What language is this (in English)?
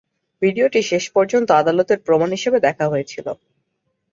Bangla